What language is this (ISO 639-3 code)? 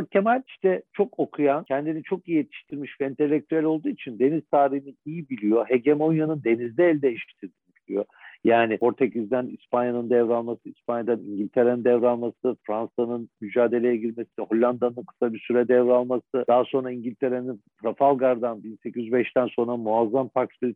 tur